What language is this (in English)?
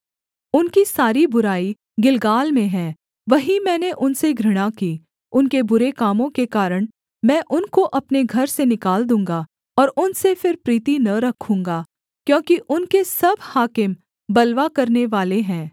Hindi